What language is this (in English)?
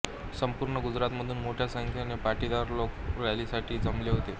Marathi